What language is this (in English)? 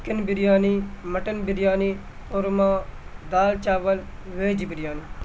Urdu